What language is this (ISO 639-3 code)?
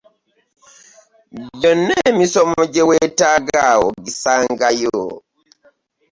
lug